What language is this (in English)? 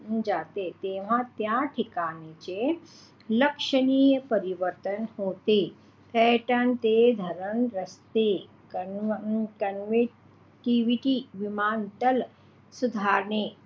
Marathi